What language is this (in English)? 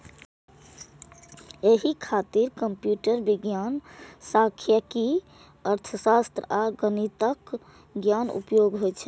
Maithili